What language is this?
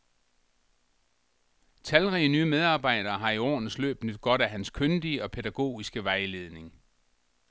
Danish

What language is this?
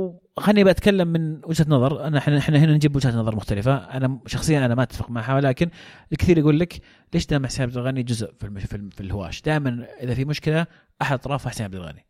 Arabic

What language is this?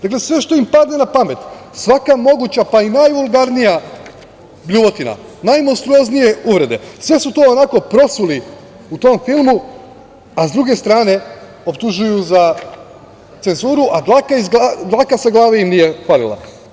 Serbian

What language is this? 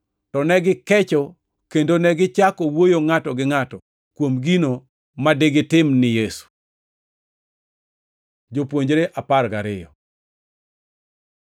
Luo (Kenya and Tanzania)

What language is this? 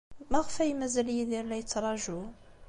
Kabyle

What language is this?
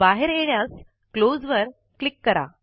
Marathi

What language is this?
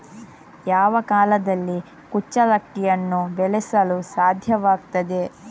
Kannada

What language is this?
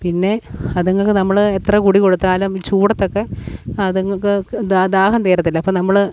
Malayalam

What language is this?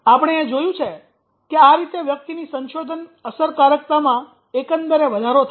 Gujarati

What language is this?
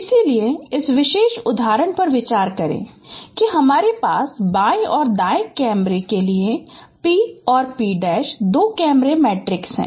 Hindi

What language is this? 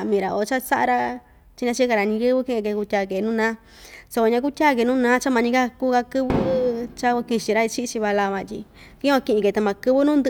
Ixtayutla Mixtec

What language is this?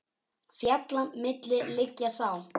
Icelandic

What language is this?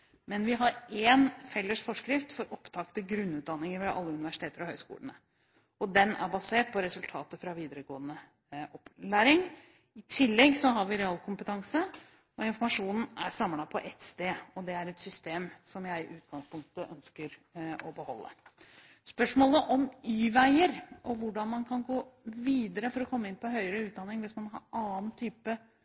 Norwegian Bokmål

